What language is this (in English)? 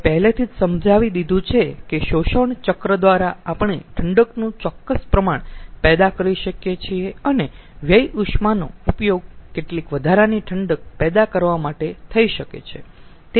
Gujarati